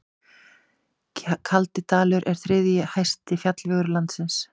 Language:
Icelandic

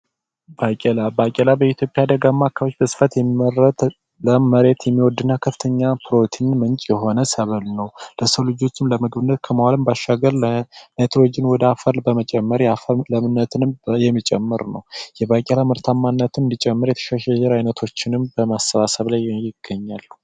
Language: Amharic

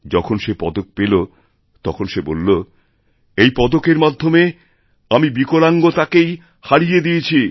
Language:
Bangla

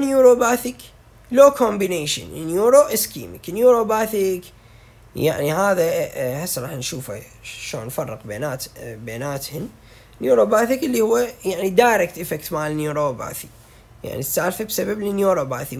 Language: Arabic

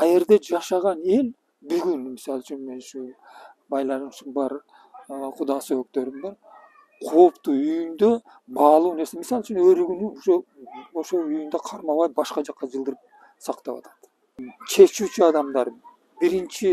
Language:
Turkish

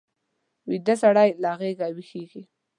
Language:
Pashto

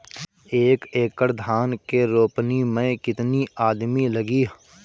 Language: Bhojpuri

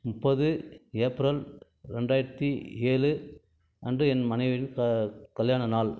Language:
Tamil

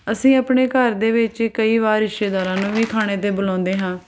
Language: Punjabi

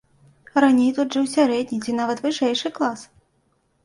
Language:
Belarusian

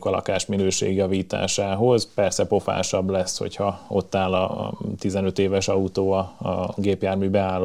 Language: Hungarian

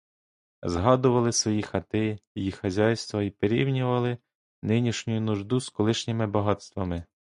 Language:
Ukrainian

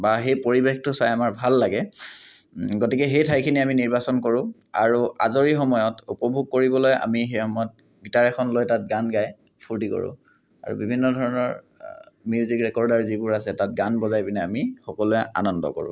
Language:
Assamese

